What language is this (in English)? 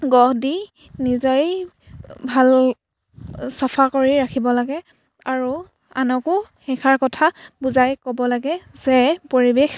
Assamese